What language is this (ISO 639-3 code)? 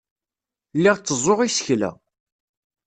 kab